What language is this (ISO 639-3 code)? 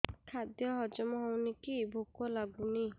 ori